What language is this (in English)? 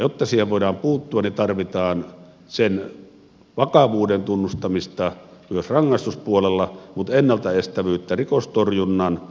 Finnish